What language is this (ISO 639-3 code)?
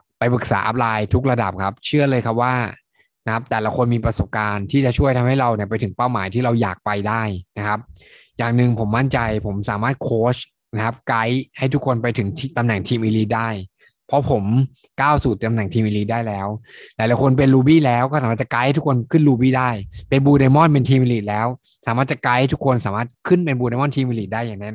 tha